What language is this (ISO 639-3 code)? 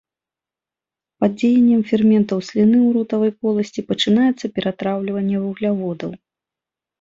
bel